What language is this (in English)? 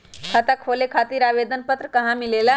Magahi